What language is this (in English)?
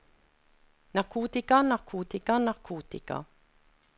Norwegian